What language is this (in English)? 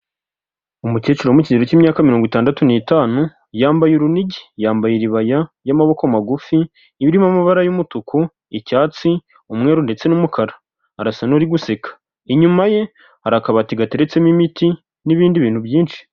Kinyarwanda